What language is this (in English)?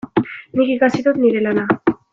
Basque